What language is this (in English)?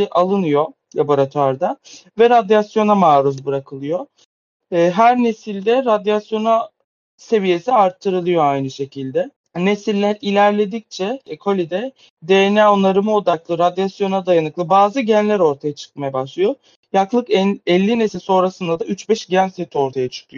Turkish